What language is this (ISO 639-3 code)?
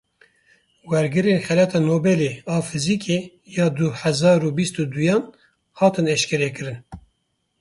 kur